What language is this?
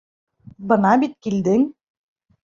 Bashkir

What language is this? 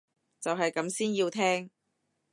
Cantonese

